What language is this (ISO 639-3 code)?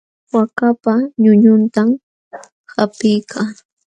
qxw